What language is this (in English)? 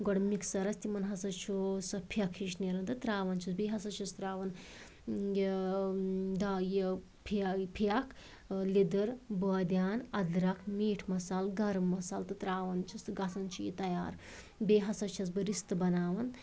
Kashmiri